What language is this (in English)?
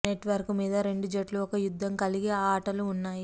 Telugu